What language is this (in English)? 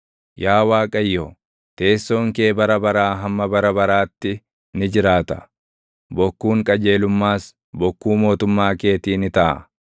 Oromo